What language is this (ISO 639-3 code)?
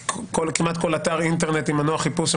heb